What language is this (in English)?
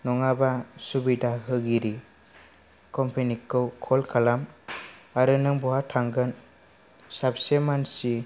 Bodo